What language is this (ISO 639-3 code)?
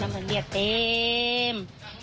tha